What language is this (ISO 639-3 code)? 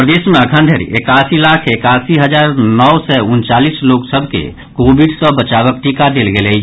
mai